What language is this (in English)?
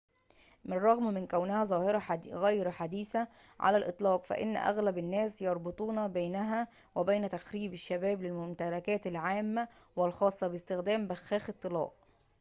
Arabic